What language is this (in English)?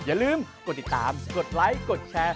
Thai